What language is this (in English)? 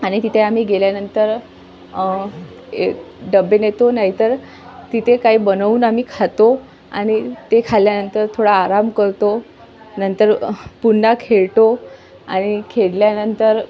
Marathi